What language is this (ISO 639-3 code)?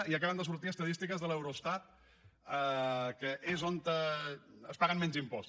cat